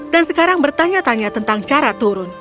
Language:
Indonesian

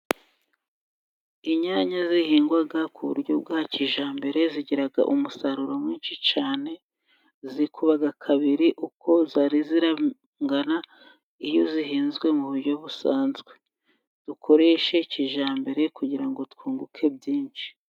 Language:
Kinyarwanda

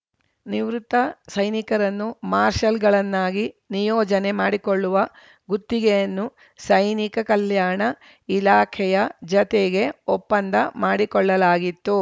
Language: Kannada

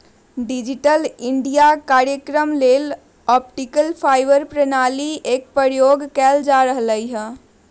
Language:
Magahi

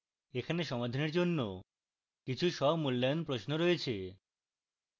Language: Bangla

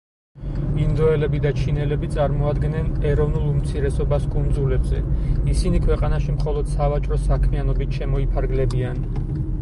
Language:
Georgian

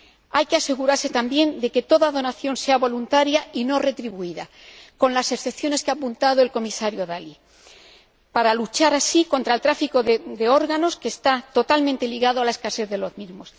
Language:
Spanish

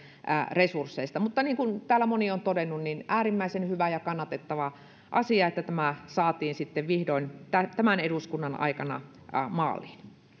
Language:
Finnish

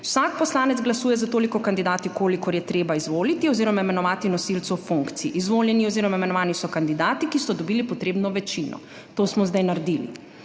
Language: Slovenian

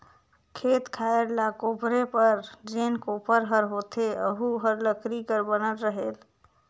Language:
Chhattisgarhi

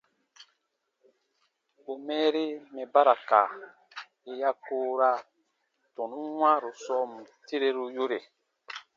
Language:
Baatonum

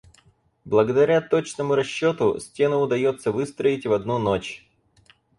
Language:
Russian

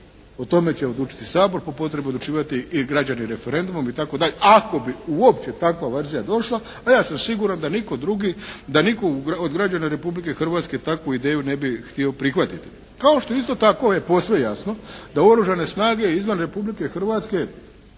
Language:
Croatian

